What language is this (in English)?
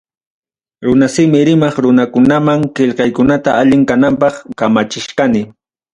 Ayacucho Quechua